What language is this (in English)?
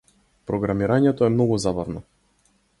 Macedonian